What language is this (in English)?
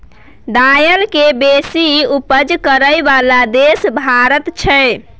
Maithili